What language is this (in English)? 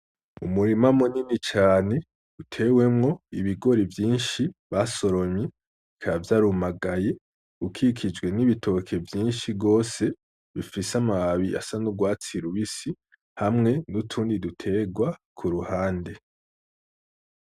Rundi